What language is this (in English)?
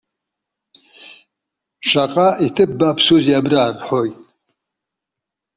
Abkhazian